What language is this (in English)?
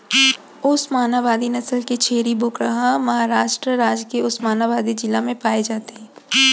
Chhattisgarhi